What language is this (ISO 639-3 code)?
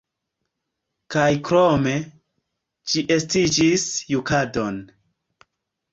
epo